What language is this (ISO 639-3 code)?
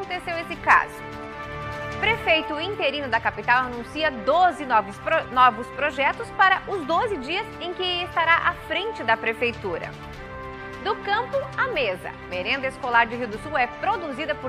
por